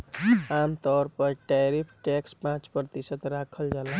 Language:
Bhojpuri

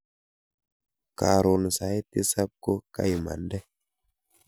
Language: Kalenjin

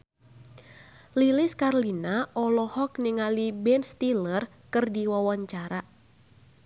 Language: Sundanese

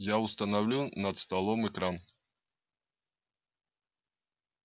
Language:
Russian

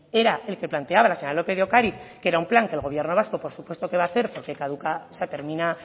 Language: Spanish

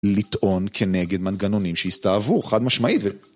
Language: Hebrew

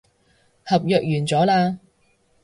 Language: Cantonese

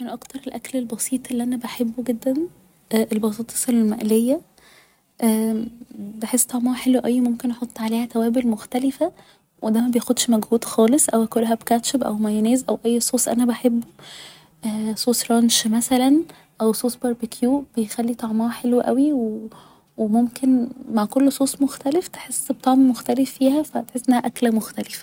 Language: Egyptian Arabic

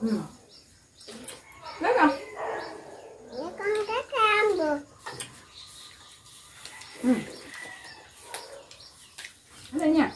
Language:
Vietnamese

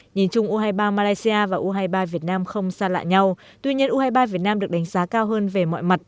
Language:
Vietnamese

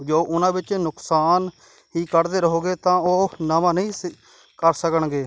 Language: Punjabi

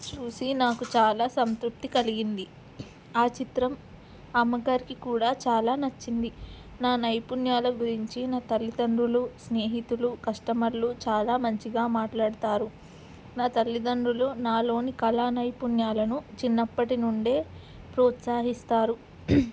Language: Telugu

